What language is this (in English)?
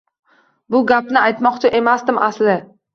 Uzbek